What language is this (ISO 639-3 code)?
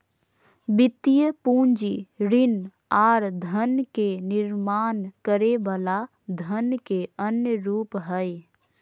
mag